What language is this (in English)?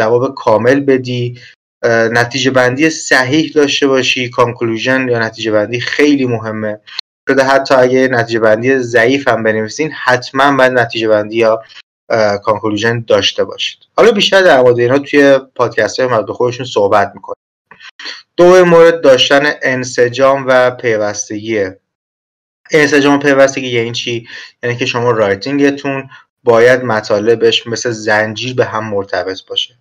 Persian